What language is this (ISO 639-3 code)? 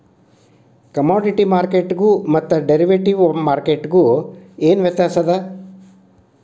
kan